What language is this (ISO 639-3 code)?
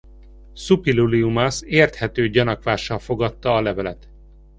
hun